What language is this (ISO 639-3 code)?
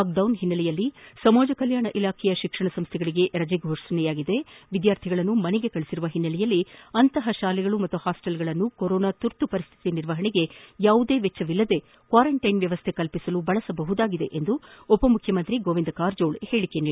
kan